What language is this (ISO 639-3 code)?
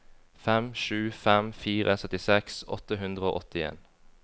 nor